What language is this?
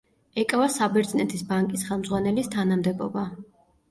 Georgian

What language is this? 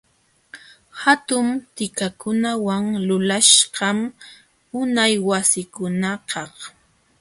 Jauja Wanca Quechua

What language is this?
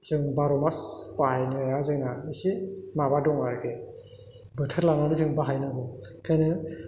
Bodo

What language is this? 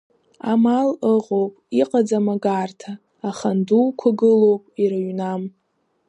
Abkhazian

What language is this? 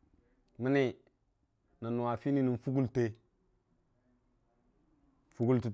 Dijim-Bwilim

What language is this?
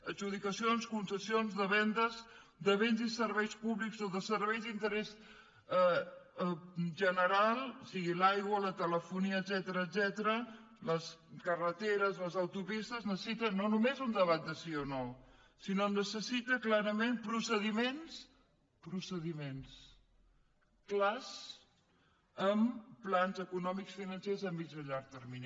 Catalan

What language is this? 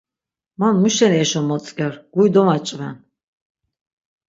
Laz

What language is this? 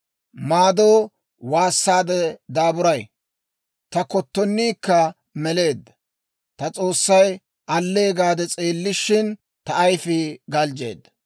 Dawro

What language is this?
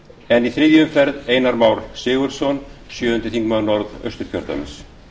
Icelandic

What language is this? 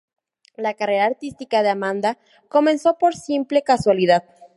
Spanish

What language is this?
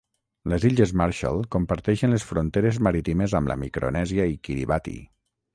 Catalan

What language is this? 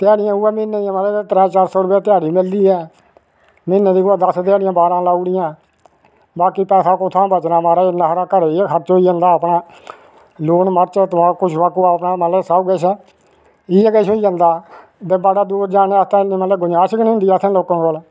Dogri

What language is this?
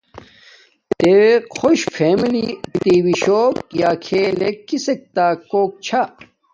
Domaaki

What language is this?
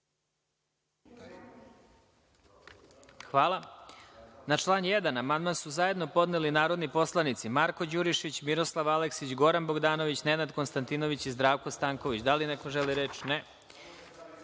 Serbian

